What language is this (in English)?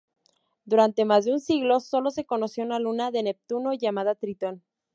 Spanish